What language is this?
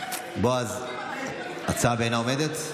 Hebrew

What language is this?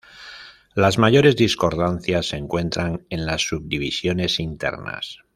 Spanish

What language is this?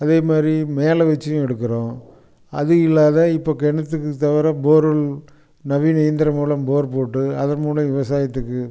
Tamil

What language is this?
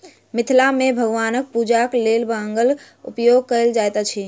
Maithili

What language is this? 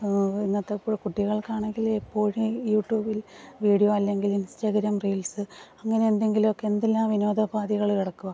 Malayalam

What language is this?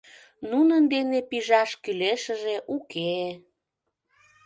Mari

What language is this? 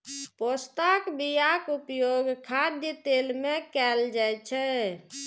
Maithili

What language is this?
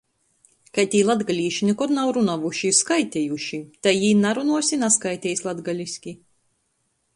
Latgalian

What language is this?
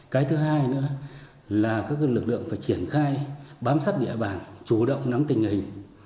Vietnamese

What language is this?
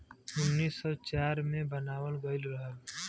Bhojpuri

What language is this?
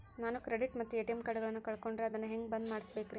Kannada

